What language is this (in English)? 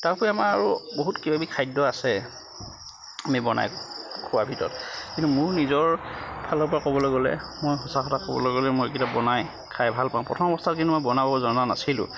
Assamese